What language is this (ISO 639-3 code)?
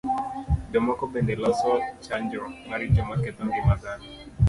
luo